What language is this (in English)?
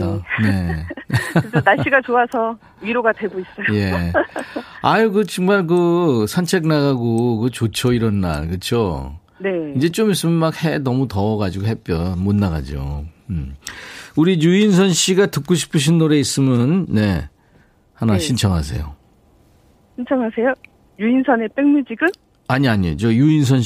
Korean